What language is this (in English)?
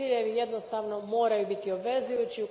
Croatian